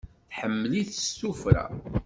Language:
Kabyle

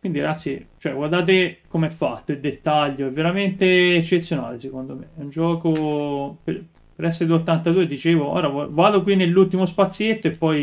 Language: Italian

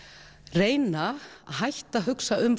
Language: Icelandic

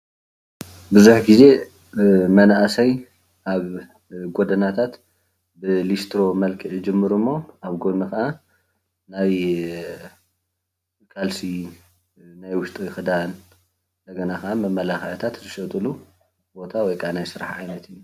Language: Tigrinya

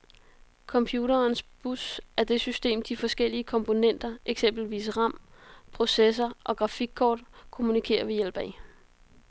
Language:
Danish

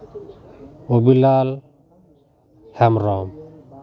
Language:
Santali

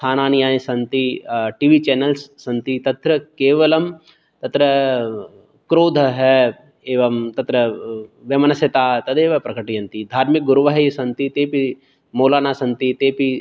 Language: Sanskrit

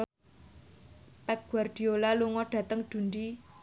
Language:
Javanese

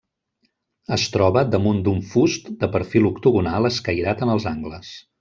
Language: Catalan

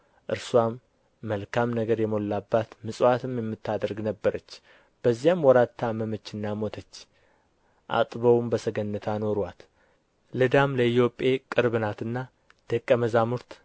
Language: Amharic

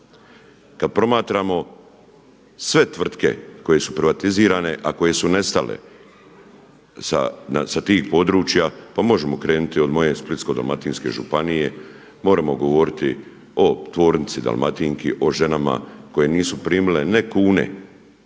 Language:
Croatian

